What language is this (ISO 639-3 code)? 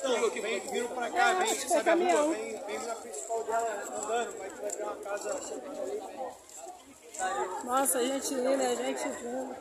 por